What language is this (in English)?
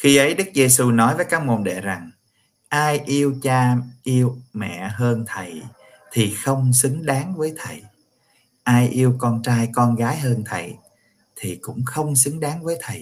Vietnamese